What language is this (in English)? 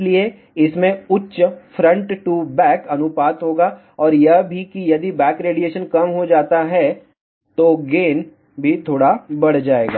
Hindi